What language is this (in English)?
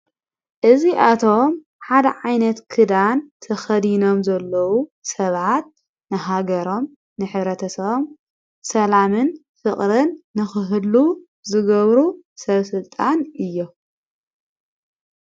Tigrinya